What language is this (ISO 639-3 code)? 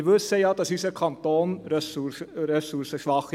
gsw